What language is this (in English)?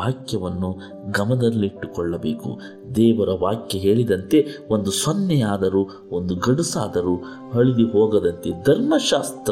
Kannada